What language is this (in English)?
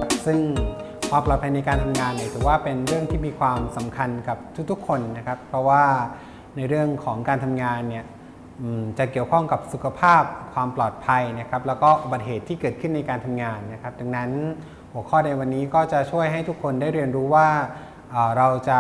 Thai